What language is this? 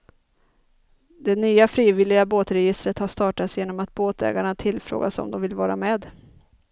Swedish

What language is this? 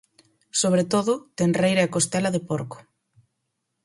Galician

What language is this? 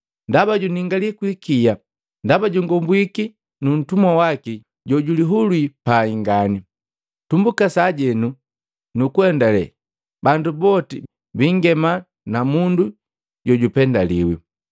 Matengo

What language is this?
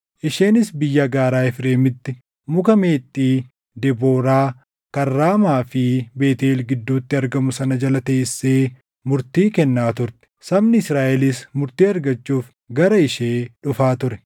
Oromo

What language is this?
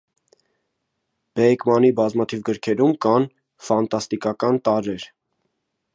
Armenian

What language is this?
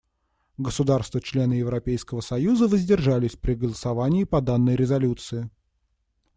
Russian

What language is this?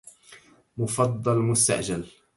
Arabic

